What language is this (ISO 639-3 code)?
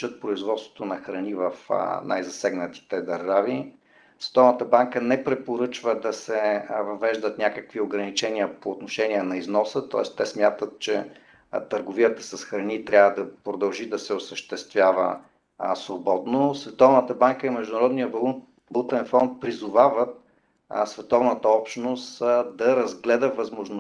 bul